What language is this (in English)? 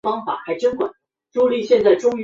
Chinese